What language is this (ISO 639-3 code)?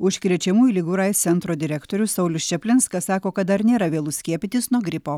lit